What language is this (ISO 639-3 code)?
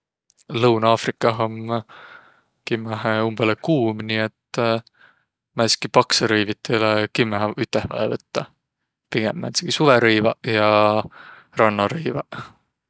vro